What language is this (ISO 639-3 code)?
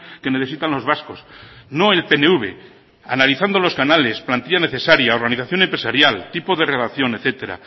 spa